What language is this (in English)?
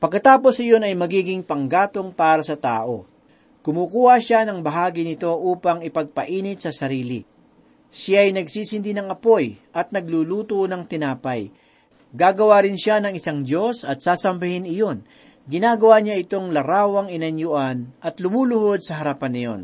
Filipino